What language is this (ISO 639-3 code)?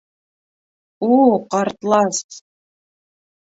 bak